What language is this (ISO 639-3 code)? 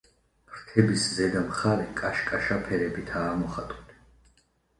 kat